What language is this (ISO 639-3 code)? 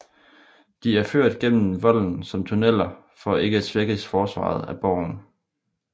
dan